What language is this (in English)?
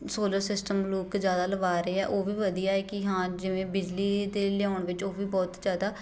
Punjabi